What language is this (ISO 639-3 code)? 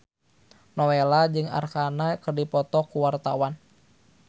sun